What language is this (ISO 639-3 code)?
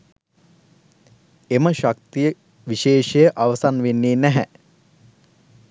sin